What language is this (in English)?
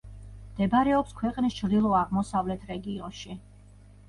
Georgian